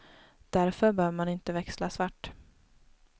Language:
Swedish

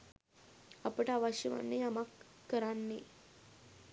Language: Sinhala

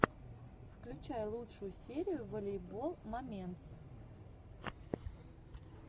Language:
Russian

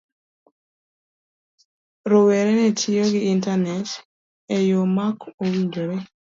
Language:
Luo (Kenya and Tanzania)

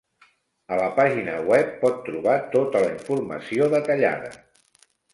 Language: Catalan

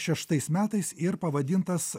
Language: Lithuanian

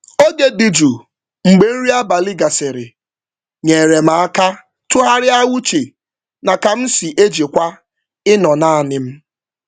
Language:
Igbo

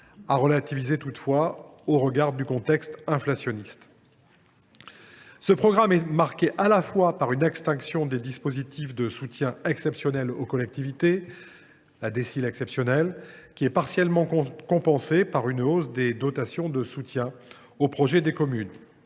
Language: French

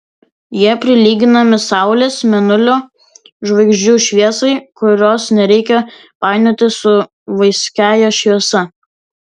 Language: Lithuanian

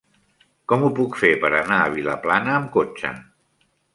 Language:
Catalan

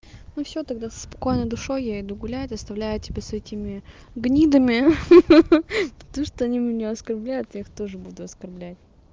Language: Russian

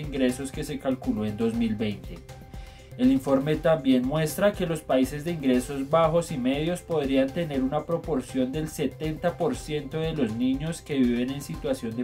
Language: Spanish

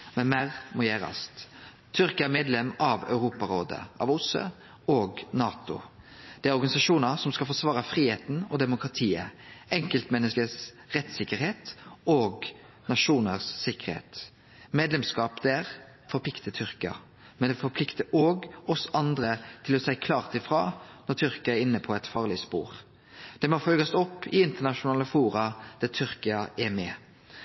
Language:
Norwegian Nynorsk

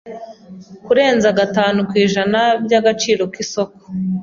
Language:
Kinyarwanda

